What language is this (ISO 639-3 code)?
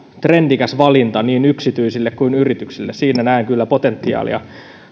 fin